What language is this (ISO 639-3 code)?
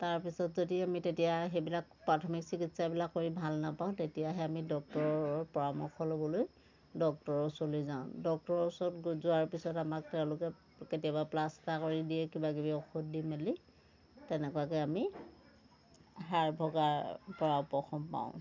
asm